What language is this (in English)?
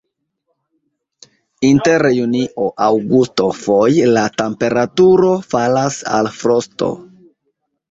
Esperanto